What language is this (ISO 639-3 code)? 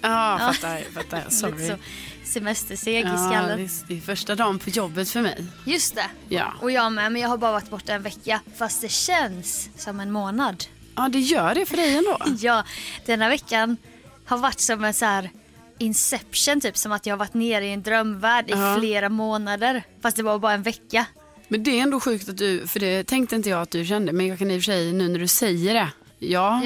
swe